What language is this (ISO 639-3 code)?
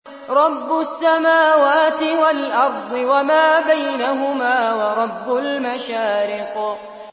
ara